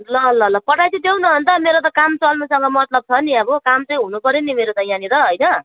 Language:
Nepali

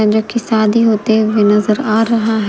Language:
Hindi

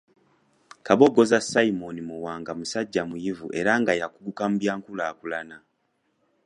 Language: Ganda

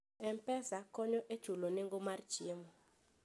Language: Luo (Kenya and Tanzania)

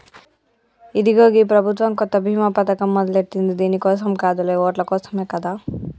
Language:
Telugu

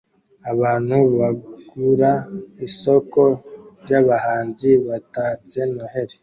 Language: Kinyarwanda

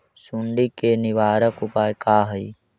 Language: Magahi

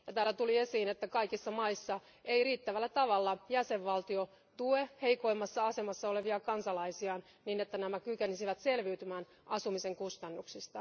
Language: Finnish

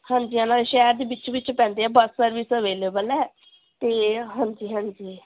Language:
Punjabi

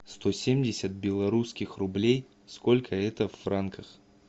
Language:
Russian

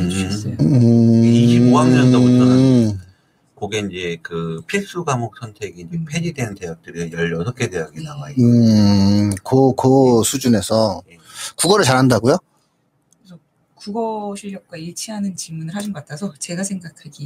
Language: Korean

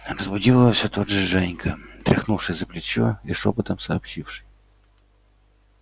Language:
Russian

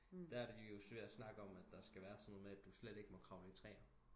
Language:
Danish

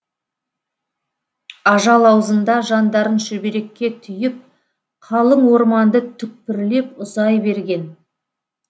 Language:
Kazakh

